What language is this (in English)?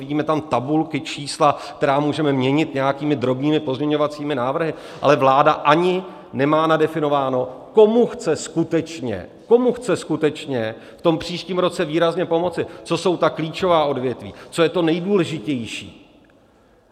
Czech